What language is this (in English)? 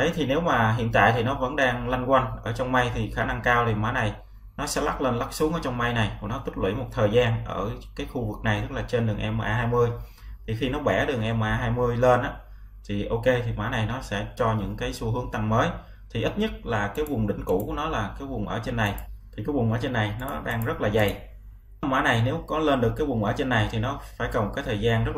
Vietnamese